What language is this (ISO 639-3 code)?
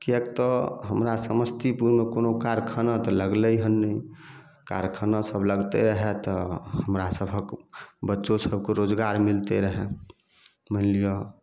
mai